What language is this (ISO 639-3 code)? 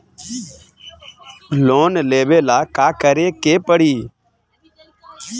bho